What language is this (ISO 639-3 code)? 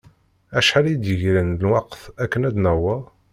kab